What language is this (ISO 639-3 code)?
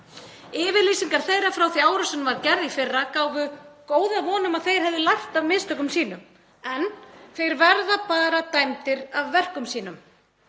isl